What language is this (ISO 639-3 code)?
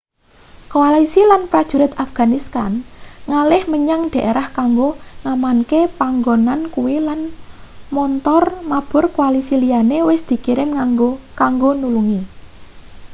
jav